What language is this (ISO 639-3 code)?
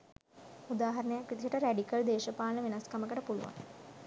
sin